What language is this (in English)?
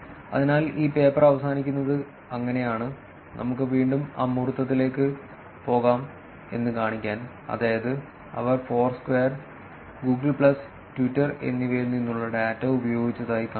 Malayalam